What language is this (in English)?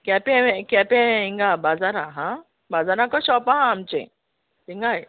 Konkani